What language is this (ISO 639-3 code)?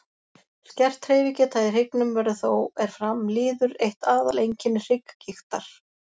isl